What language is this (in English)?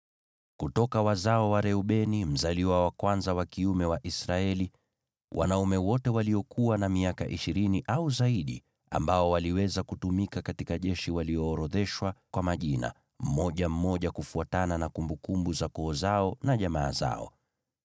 Swahili